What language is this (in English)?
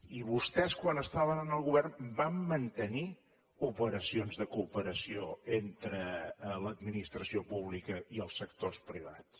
Catalan